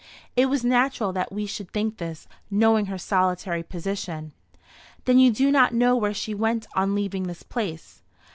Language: English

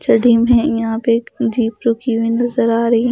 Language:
Hindi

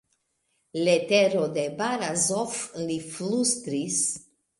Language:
Esperanto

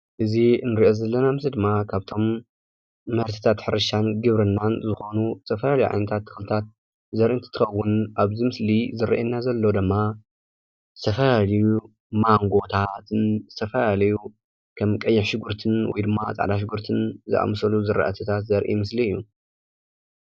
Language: Tigrinya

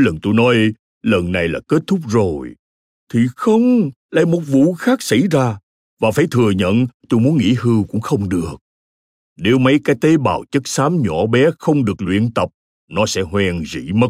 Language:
Vietnamese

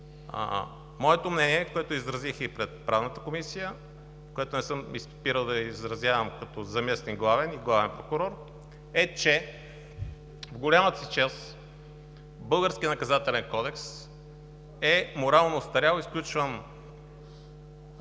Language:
Bulgarian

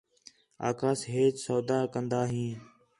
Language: Khetrani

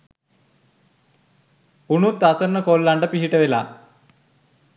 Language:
Sinhala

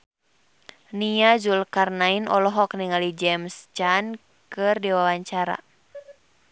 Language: Sundanese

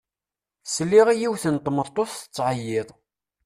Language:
Kabyle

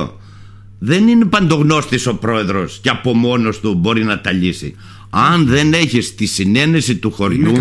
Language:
Greek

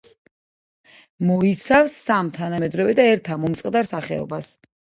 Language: Georgian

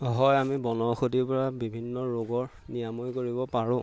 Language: Assamese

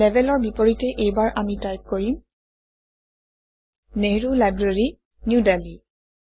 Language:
Assamese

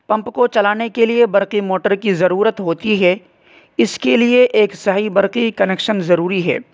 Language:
Urdu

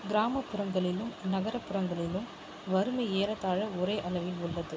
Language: Tamil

